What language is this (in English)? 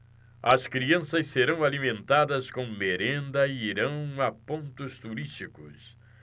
Portuguese